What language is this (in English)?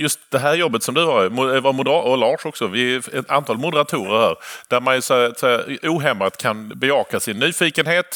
Swedish